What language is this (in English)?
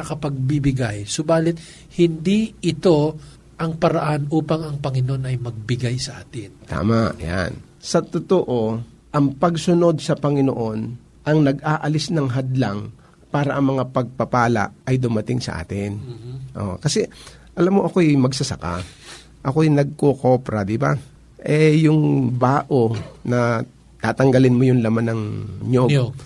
Filipino